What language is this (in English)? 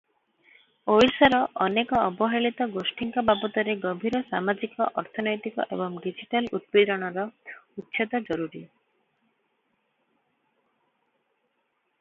Odia